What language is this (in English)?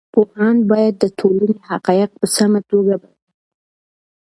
Pashto